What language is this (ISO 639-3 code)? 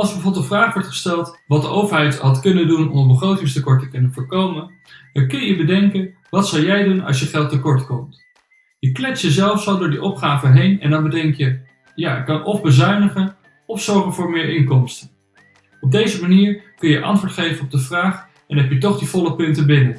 nld